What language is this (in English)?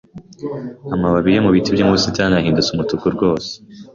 Kinyarwanda